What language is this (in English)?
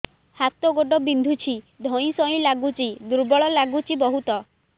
Odia